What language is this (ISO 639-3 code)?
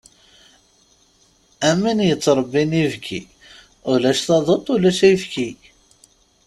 kab